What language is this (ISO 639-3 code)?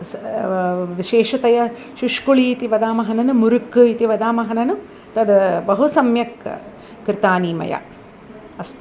san